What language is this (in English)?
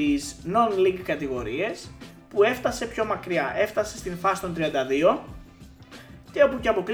Greek